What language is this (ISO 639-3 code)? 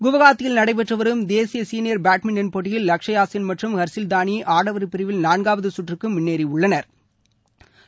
tam